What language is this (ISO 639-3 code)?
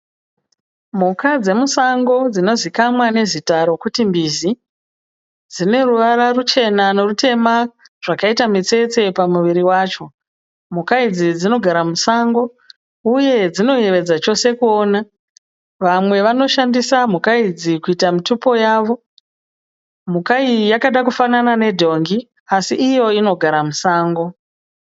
sna